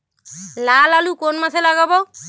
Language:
Bangla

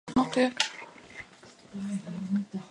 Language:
Latvian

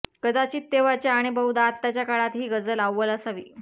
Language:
Marathi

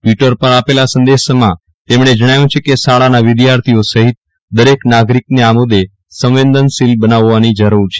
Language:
Gujarati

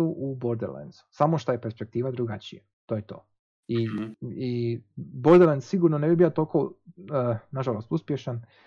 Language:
Croatian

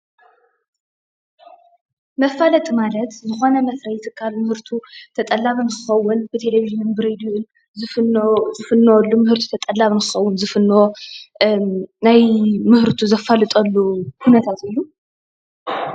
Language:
Tigrinya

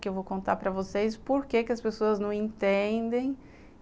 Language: Portuguese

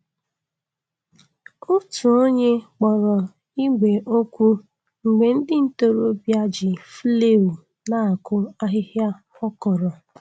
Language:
Igbo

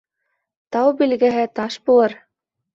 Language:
Bashkir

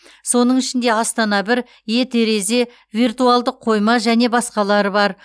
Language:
Kazakh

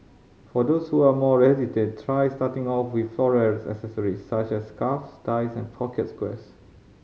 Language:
English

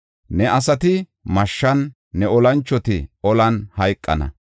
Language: Gofa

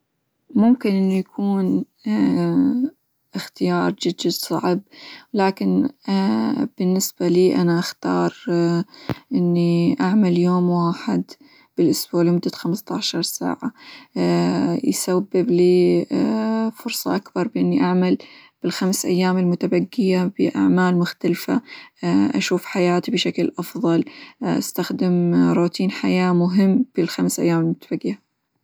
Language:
Hijazi Arabic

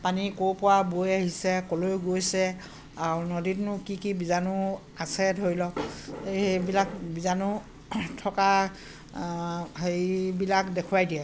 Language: Assamese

